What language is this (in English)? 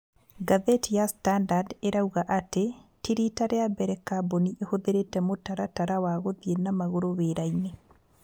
Kikuyu